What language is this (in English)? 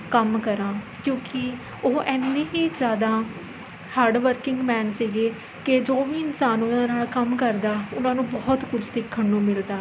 Punjabi